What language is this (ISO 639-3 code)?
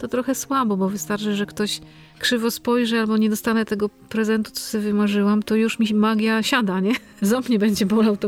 pol